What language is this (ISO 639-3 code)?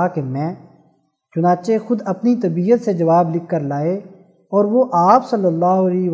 urd